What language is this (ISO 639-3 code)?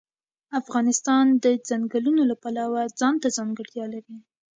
pus